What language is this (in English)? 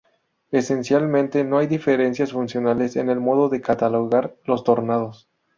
Spanish